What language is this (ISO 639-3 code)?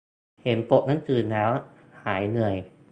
tha